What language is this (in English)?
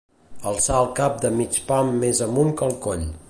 Catalan